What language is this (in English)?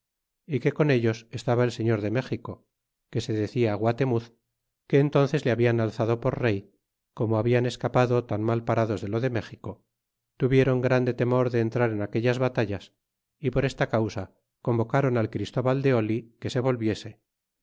Spanish